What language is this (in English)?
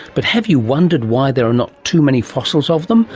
English